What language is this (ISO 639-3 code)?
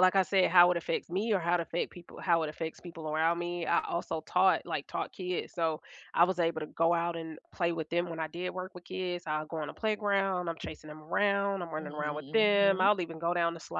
eng